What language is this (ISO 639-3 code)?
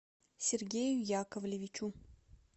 rus